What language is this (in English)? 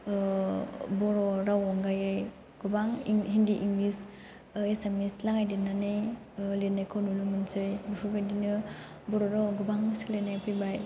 Bodo